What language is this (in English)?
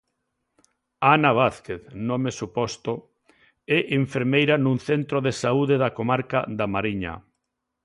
Galician